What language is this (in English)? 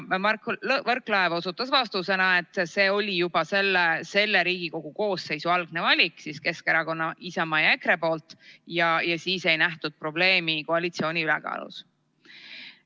Estonian